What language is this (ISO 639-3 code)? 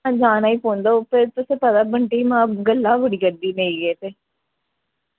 doi